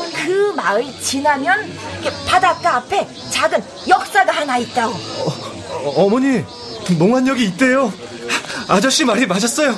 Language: Korean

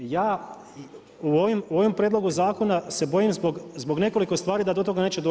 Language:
Croatian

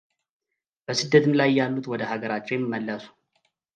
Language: Amharic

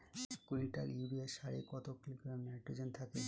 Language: Bangla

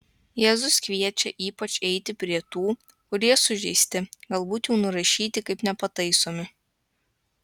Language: Lithuanian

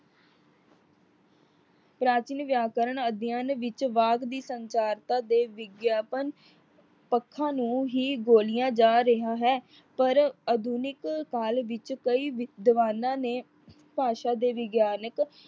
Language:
Punjabi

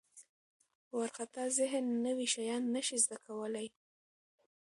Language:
Pashto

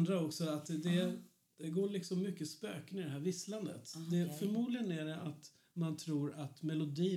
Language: Swedish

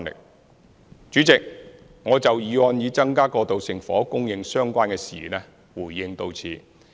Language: Cantonese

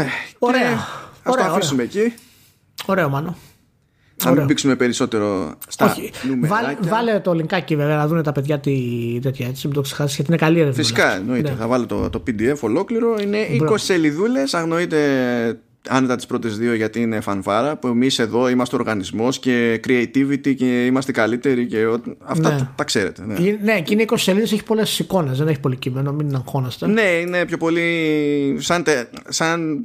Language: Greek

